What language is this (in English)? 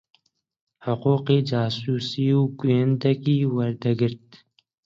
Central Kurdish